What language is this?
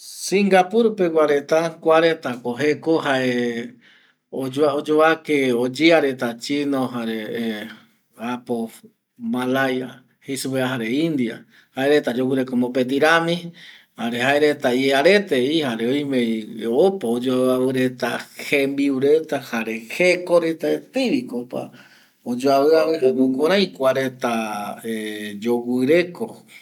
Eastern Bolivian Guaraní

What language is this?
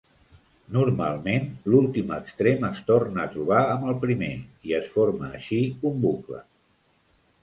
Catalan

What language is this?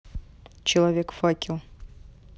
Russian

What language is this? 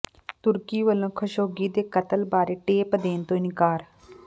Punjabi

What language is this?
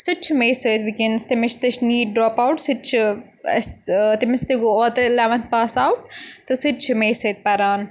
Kashmiri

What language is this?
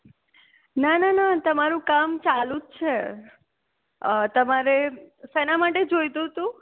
Gujarati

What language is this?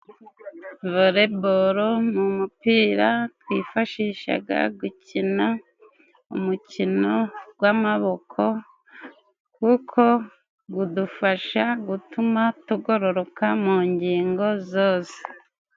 Kinyarwanda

